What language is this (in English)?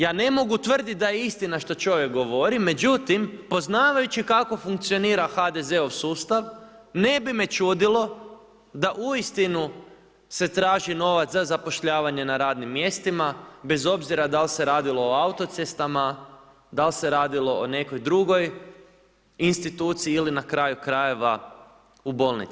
Croatian